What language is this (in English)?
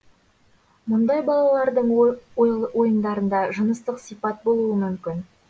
Kazakh